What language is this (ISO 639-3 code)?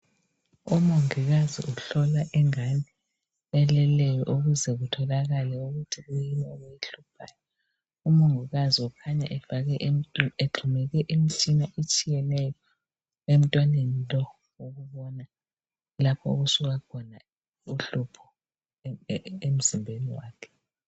nde